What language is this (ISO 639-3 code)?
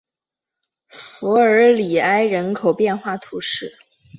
zho